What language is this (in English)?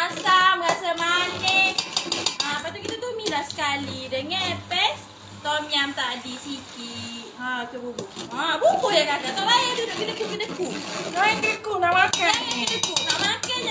Malay